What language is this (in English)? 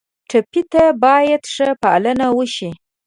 Pashto